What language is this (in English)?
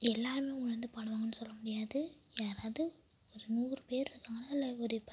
Tamil